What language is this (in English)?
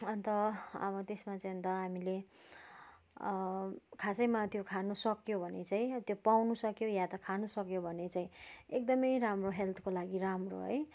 Nepali